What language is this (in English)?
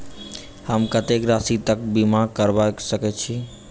Maithili